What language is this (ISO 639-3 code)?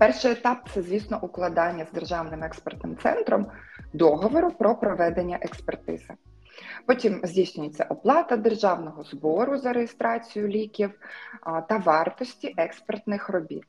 ukr